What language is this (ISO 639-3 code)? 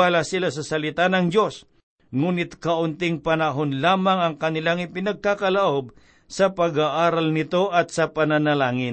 fil